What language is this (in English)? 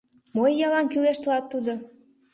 Mari